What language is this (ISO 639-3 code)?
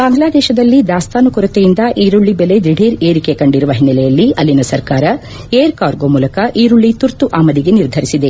kan